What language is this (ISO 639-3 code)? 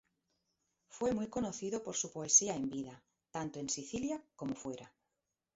spa